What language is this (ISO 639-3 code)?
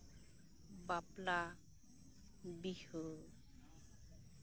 sat